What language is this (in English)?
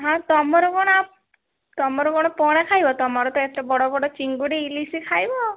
Odia